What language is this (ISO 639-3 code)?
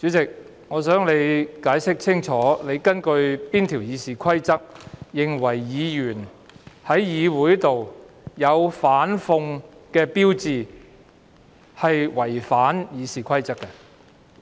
yue